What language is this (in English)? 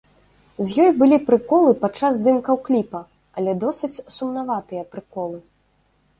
Belarusian